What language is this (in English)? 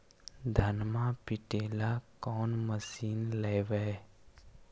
Magahi